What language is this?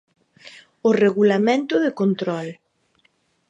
Galician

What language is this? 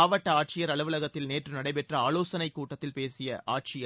Tamil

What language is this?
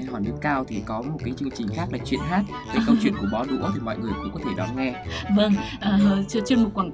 Vietnamese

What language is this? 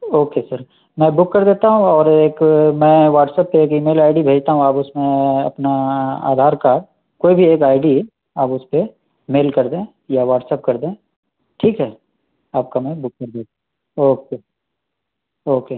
Urdu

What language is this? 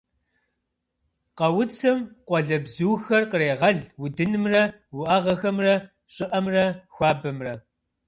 Kabardian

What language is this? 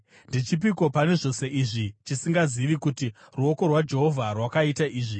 Shona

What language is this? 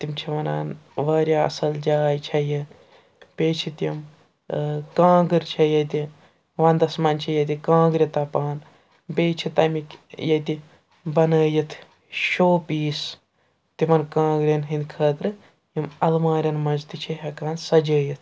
Kashmiri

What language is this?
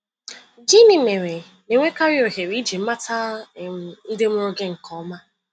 Igbo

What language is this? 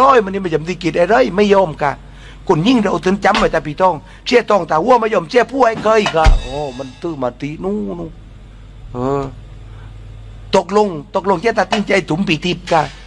Thai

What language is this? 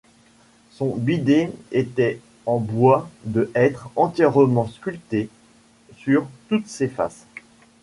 French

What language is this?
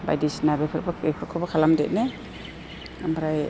Bodo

